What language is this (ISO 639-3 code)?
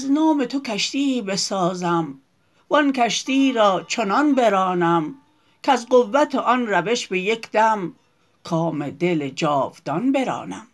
fas